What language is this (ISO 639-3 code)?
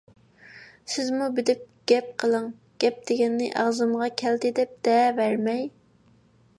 uig